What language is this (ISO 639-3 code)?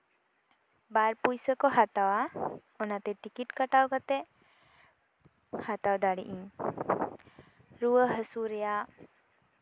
sat